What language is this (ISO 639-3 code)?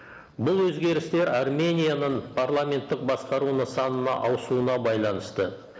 kaz